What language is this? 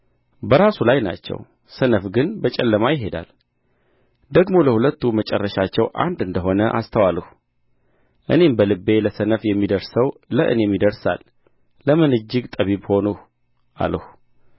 Amharic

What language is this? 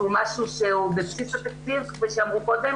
Hebrew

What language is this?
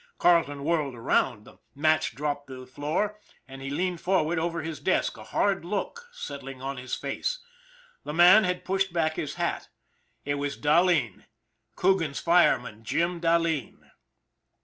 English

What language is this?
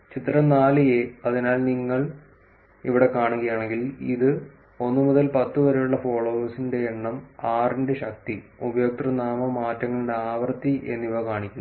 Malayalam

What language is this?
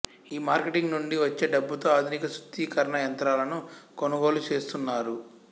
Telugu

